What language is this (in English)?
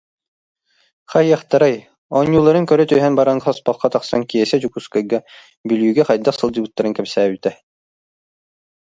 Yakut